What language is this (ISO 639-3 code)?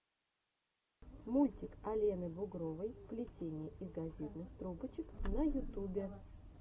rus